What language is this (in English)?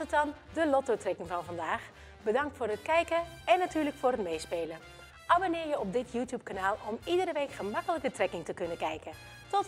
Dutch